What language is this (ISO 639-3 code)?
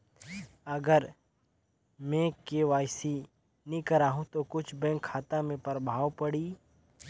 hne